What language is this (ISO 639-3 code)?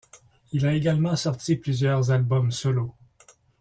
fra